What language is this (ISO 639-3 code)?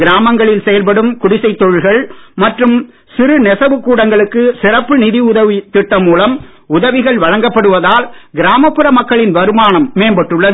tam